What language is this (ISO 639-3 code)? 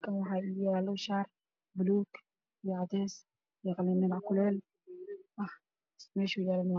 som